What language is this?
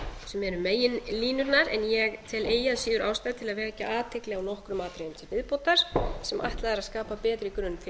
Icelandic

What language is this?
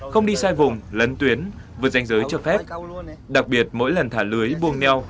Vietnamese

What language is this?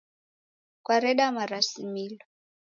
Taita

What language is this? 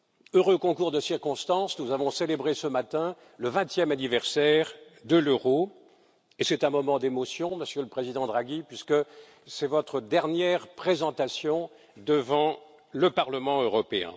French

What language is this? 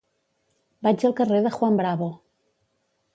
Catalan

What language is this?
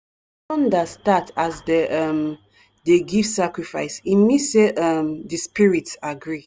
Nigerian Pidgin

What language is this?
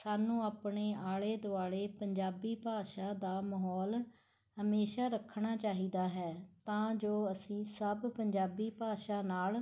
Punjabi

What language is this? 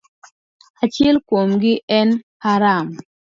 Luo (Kenya and Tanzania)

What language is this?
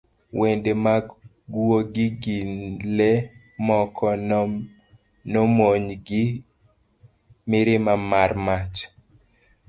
Luo (Kenya and Tanzania)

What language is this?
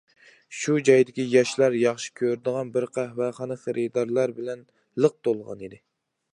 Uyghur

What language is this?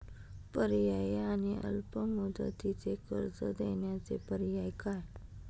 Marathi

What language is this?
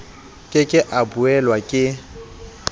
Southern Sotho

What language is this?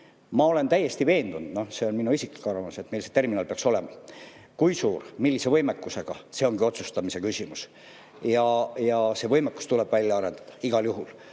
Estonian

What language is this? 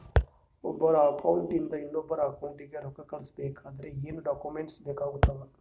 Kannada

